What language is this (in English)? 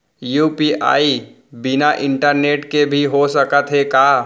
Chhattisgarhi